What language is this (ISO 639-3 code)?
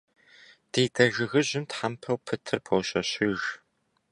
kbd